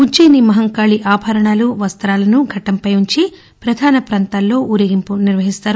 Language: Telugu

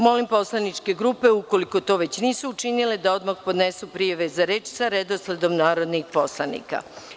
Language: Serbian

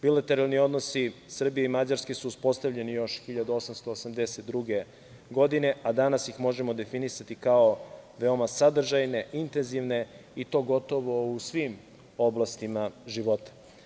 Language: Serbian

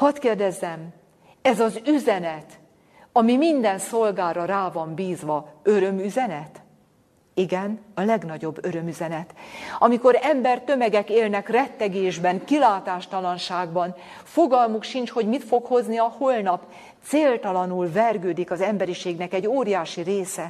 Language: Hungarian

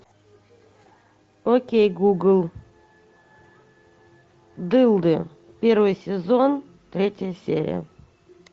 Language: Russian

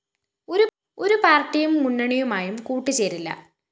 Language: Malayalam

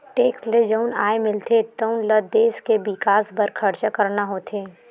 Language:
Chhattisgarhi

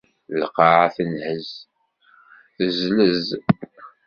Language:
Kabyle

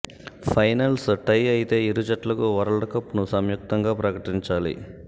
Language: Telugu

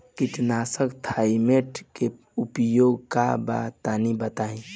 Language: Bhojpuri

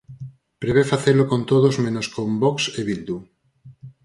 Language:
Galician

